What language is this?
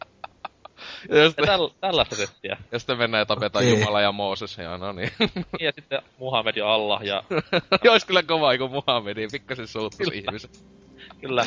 Finnish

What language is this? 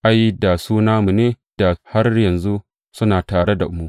Hausa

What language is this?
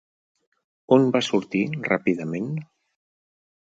Catalan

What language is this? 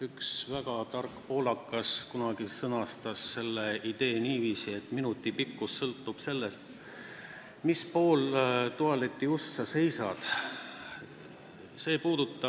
Estonian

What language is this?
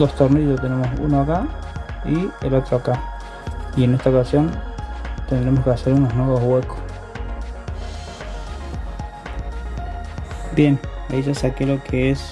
Spanish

